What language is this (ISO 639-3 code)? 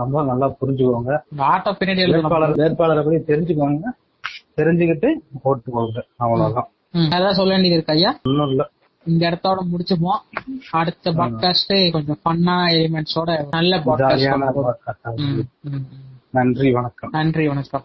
tam